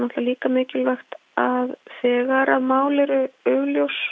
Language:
Icelandic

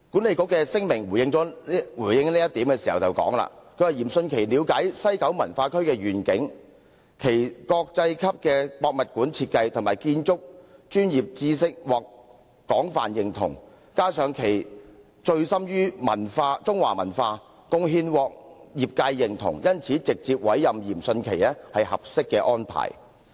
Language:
Cantonese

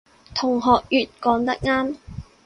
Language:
Cantonese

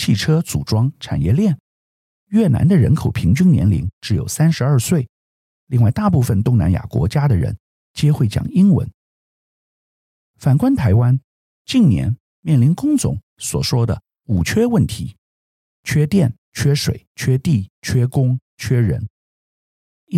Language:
Chinese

